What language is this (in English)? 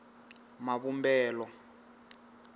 Tsonga